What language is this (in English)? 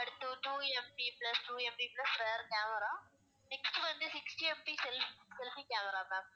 Tamil